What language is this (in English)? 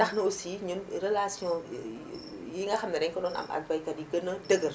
Wolof